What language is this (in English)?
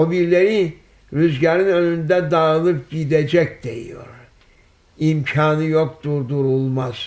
Turkish